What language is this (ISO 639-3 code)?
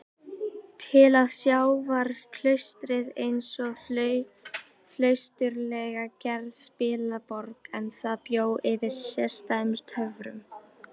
isl